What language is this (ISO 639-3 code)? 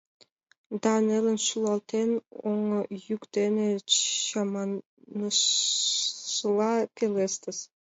chm